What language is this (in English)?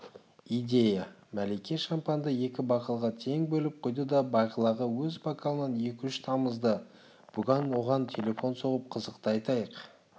Kazakh